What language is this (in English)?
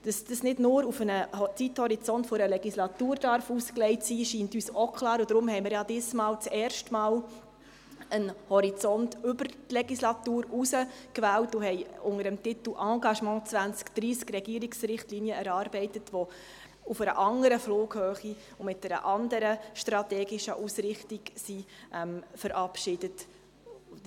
Swiss German